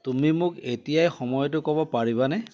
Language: Assamese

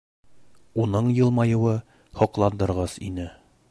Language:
Bashkir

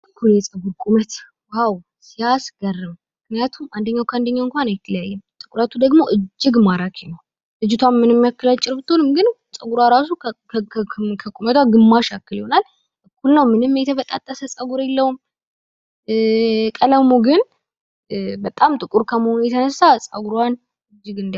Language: Amharic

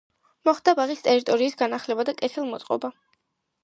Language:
Georgian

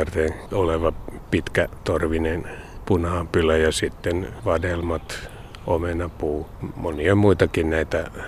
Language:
Finnish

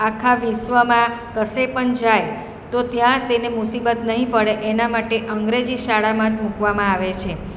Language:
Gujarati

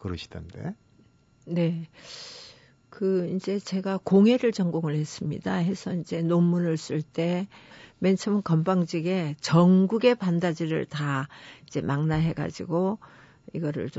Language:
Korean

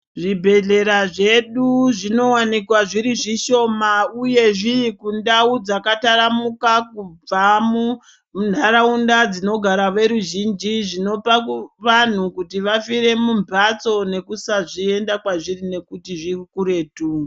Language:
Ndau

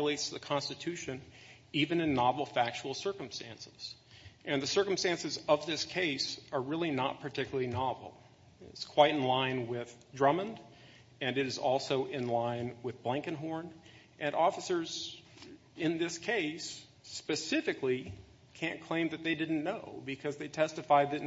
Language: English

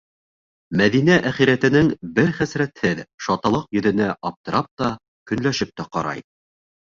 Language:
Bashkir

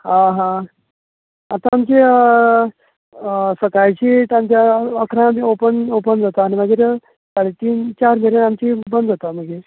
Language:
Konkani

